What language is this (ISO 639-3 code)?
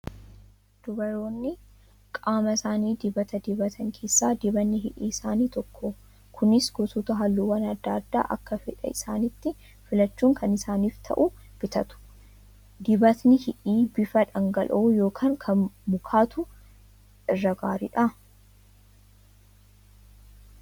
orm